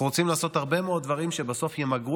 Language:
Hebrew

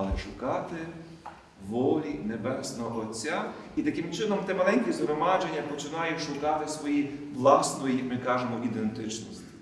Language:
Ukrainian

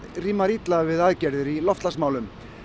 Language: Icelandic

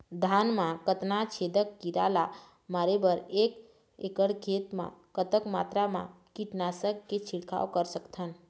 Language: Chhattisgarhi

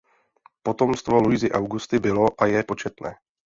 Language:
Czech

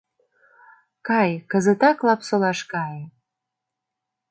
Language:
Mari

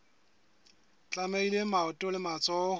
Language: Southern Sotho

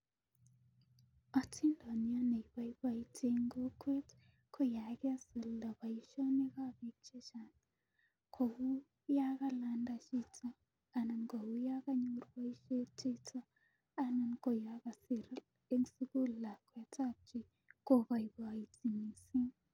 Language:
Kalenjin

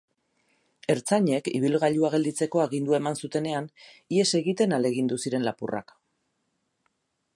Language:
Basque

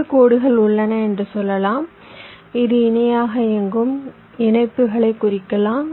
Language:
Tamil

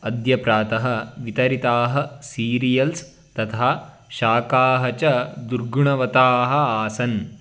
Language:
Sanskrit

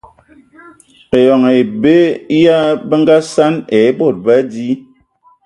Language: Ewondo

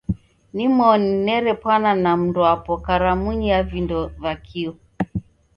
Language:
Taita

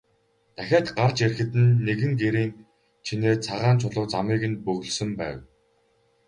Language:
Mongolian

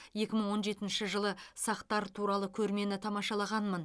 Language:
Kazakh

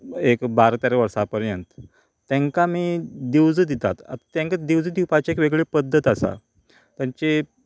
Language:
Konkani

